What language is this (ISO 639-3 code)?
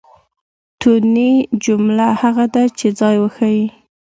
pus